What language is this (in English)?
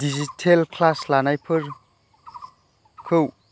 Bodo